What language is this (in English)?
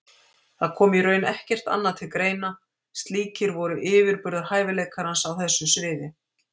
Icelandic